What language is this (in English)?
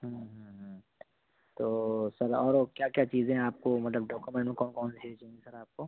Urdu